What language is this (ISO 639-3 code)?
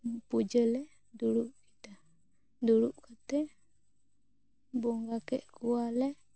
sat